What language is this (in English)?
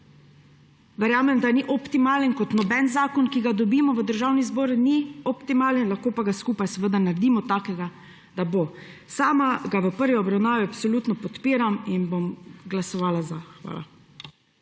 Slovenian